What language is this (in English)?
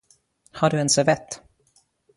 Swedish